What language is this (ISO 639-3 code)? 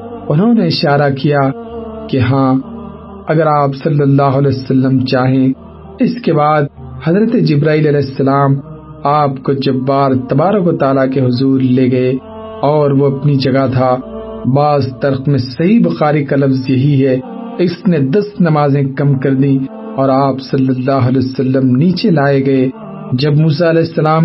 urd